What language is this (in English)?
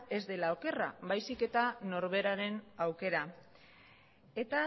Basque